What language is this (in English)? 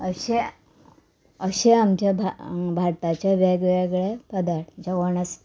Konkani